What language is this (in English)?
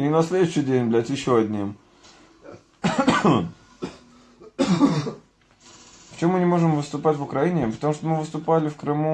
Russian